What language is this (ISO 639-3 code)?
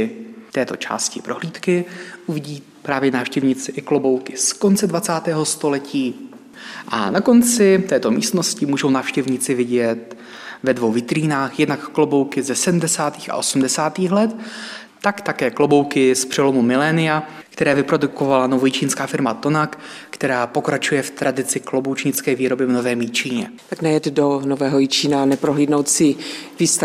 ces